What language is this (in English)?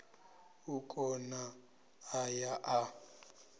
Venda